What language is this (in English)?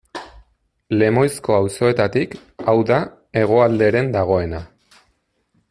Basque